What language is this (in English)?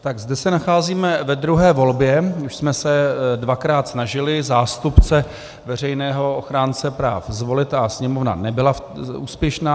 Czech